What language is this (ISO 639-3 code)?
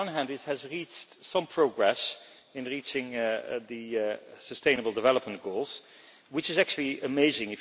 eng